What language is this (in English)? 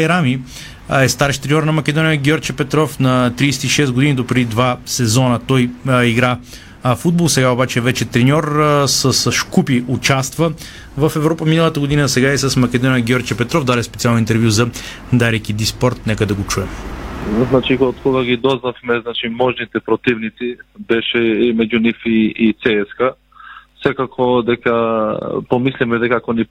Bulgarian